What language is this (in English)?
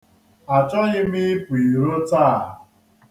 Igbo